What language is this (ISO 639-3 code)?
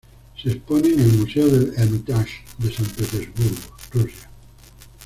spa